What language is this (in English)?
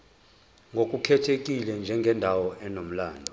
Zulu